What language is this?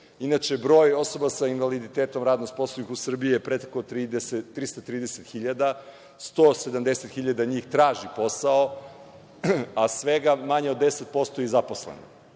Serbian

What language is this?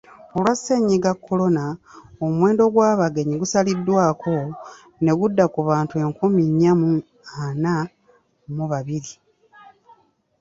Ganda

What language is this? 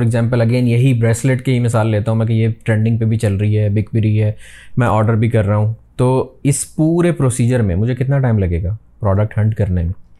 Urdu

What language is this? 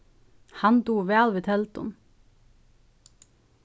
Faroese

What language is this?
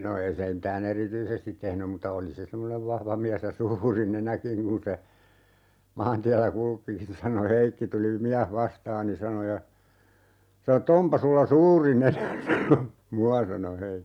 Finnish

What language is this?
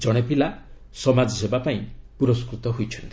Odia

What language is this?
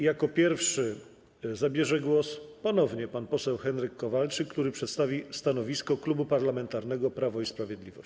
Polish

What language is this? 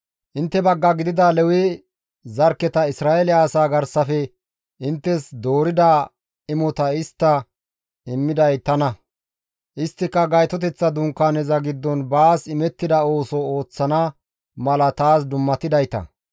Gamo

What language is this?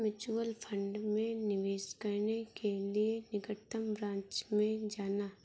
Hindi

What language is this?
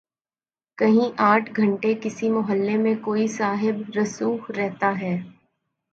Urdu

